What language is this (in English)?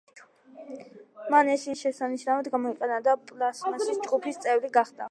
Georgian